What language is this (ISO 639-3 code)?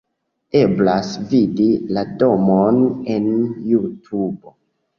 epo